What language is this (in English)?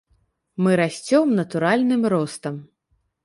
Belarusian